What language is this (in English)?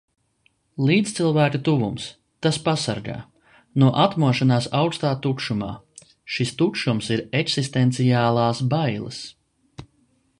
Latvian